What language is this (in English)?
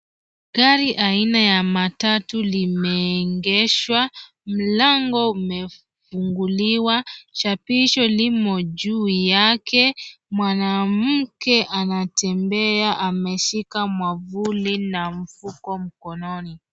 Swahili